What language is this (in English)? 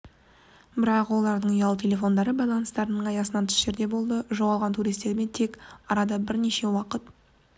Kazakh